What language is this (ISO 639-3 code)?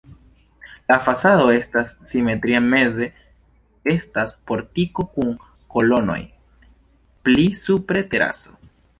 epo